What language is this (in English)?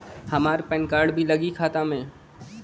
Bhojpuri